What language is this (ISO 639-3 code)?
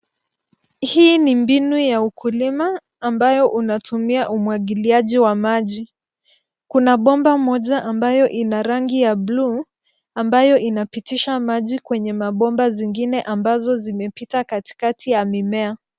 swa